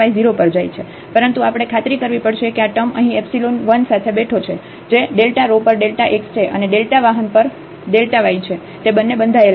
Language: Gujarati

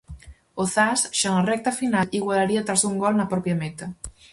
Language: Galician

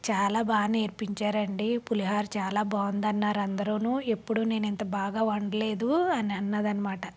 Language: Telugu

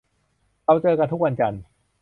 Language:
Thai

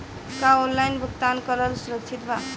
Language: Bhojpuri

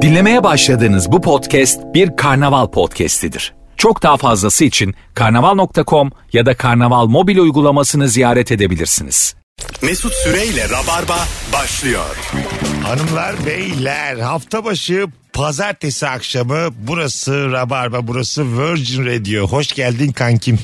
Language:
Turkish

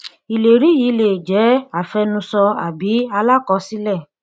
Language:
Yoruba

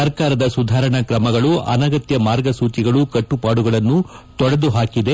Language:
Kannada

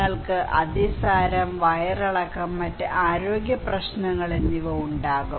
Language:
Malayalam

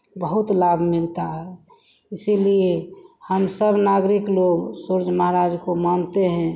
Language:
Hindi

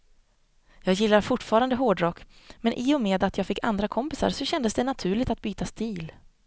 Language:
Swedish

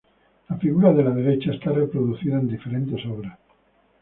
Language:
Spanish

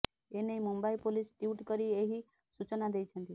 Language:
Odia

